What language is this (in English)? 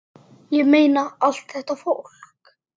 Icelandic